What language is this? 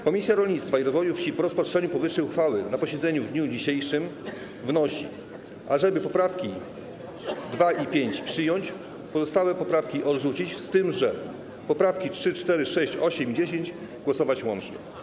Polish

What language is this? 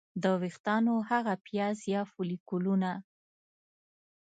Pashto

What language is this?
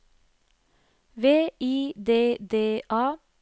Norwegian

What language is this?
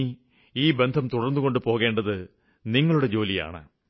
Malayalam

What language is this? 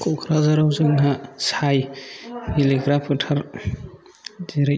Bodo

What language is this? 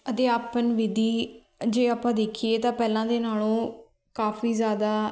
Punjabi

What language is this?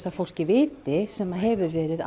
Icelandic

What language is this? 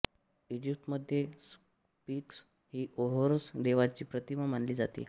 Marathi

